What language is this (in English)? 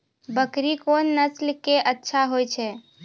Maithili